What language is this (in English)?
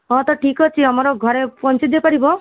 Odia